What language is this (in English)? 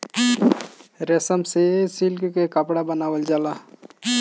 Bhojpuri